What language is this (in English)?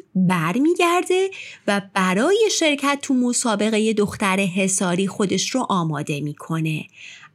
Persian